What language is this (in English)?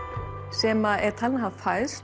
Icelandic